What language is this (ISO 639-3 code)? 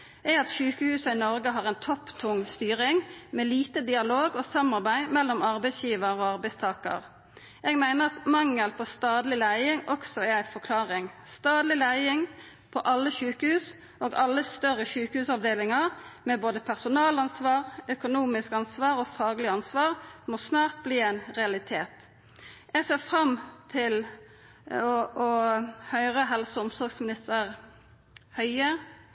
nno